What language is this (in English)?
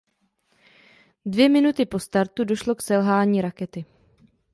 Czech